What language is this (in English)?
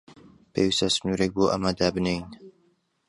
Central Kurdish